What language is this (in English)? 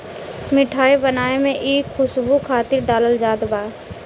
Bhojpuri